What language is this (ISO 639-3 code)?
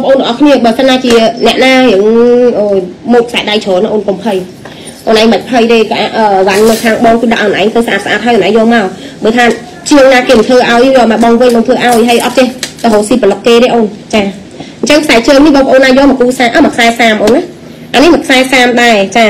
vie